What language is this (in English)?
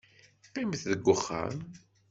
Kabyle